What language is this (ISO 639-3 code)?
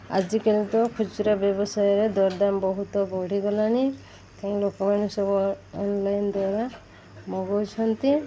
ori